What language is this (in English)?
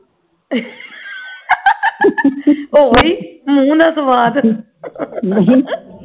Punjabi